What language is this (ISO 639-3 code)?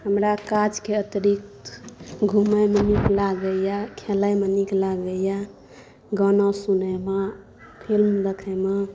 mai